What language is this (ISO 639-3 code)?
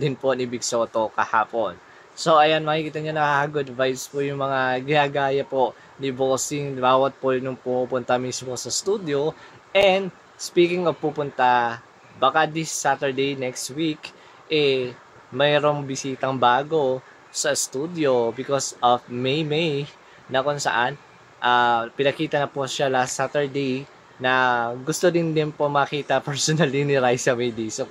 fil